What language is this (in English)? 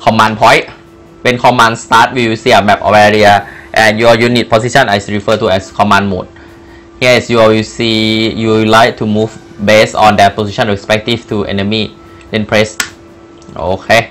Thai